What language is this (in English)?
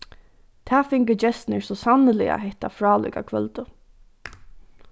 Faroese